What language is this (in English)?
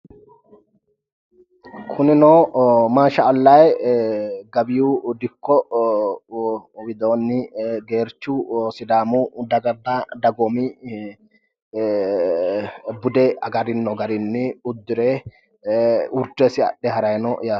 Sidamo